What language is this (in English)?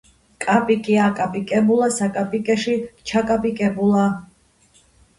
Georgian